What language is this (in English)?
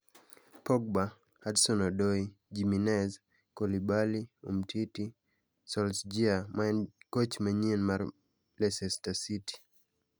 Luo (Kenya and Tanzania)